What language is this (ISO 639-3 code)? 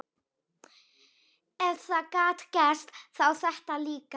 isl